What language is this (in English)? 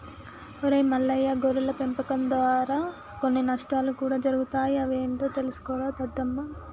Telugu